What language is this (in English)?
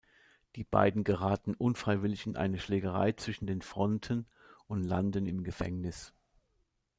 German